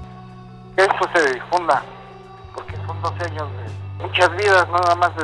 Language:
Spanish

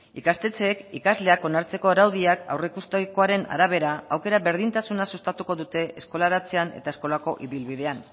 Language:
Basque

